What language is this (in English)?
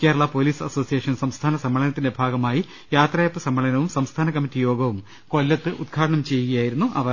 Malayalam